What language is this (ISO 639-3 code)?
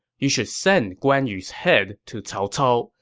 eng